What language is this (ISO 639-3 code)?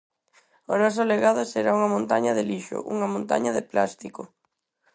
glg